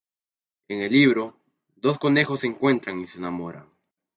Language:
Spanish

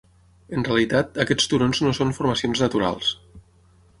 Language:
Catalan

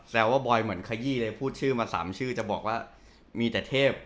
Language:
Thai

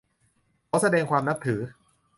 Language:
Thai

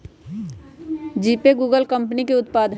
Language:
Magahi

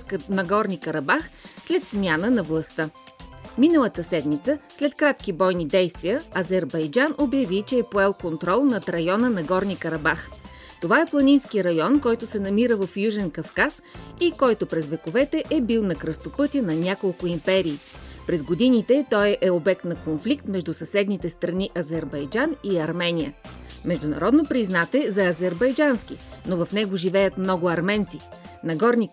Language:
Bulgarian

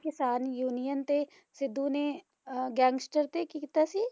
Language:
Punjabi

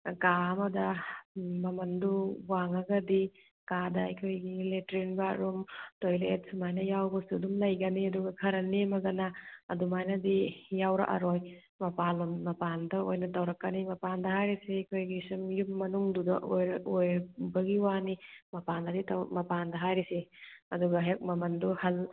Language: Manipuri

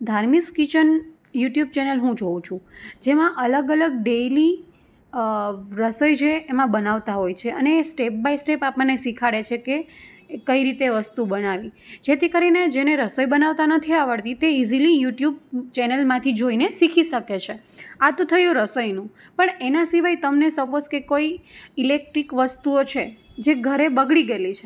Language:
Gujarati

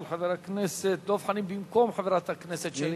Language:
Hebrew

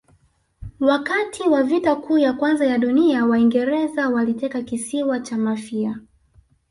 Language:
Swahili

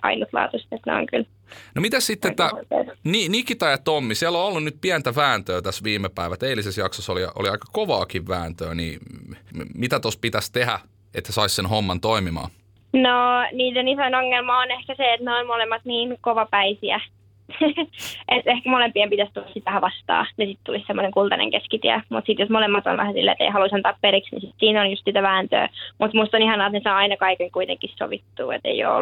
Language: Finnish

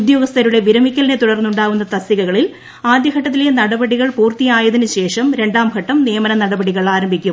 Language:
Malayalam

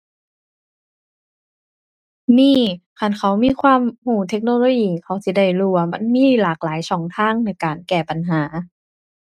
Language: Thai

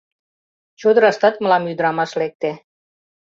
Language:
Mari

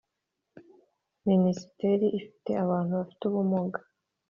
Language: Kinyarwanda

